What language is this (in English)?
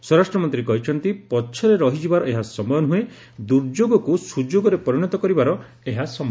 Odia